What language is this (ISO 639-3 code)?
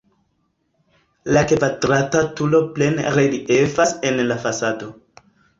epo